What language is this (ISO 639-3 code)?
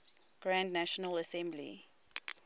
eng